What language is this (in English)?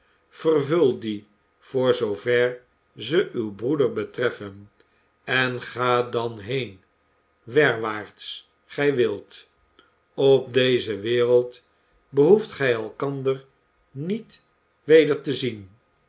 Dutch